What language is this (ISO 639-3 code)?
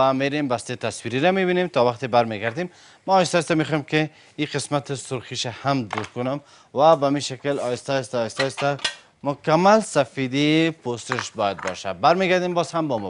fas